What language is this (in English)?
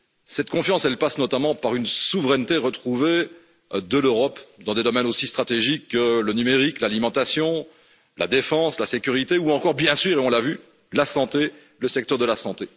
French